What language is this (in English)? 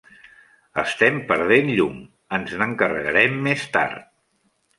Catalan